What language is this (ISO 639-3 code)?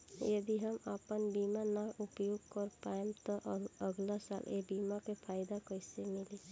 bho